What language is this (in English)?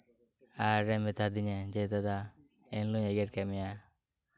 Santali